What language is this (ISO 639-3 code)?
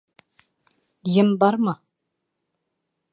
bak